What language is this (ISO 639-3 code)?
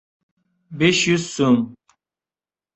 uzb